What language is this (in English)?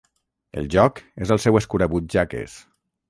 Catalan